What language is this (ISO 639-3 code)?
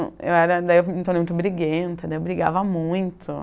por